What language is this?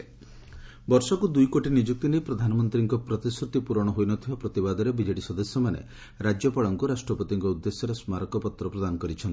Odia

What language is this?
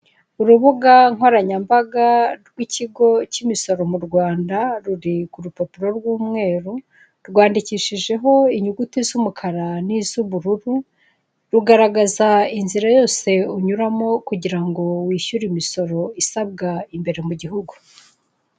Kinyarwanda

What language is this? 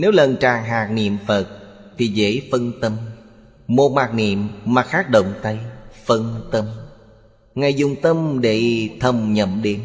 Vietnamese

